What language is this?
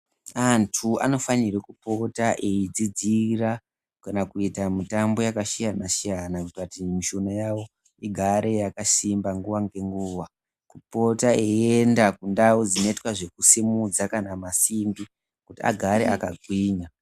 Ndau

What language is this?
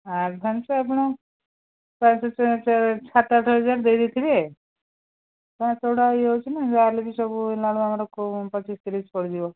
Odia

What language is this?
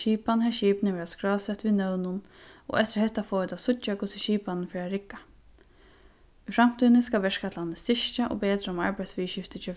Faroese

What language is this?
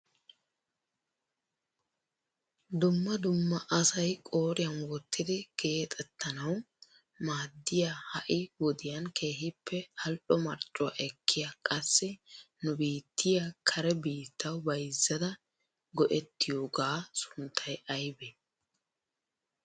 Wolaytta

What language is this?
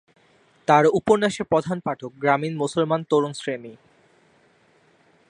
Bangla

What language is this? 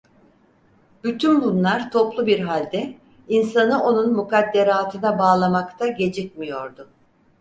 Turkish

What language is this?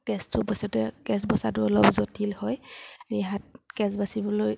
Assamese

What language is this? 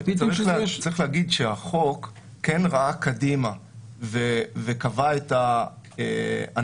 Hebrew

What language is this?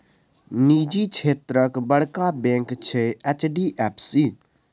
Maithili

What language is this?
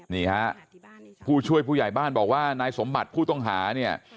Thai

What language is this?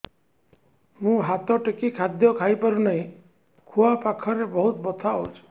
Odia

